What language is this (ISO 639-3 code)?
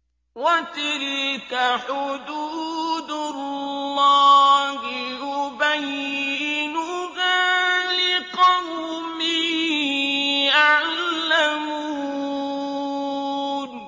ara